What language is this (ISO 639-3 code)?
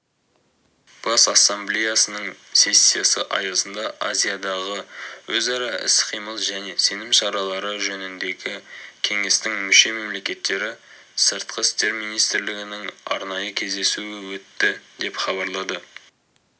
kaz